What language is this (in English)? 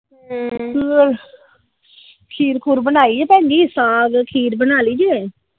Punjabi